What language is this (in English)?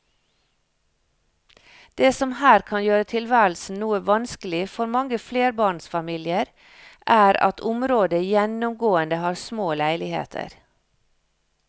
Norwegian